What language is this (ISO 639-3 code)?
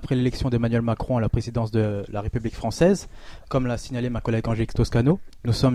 fra